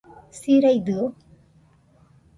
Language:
Nüpode Huitoto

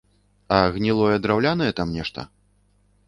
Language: Belarusian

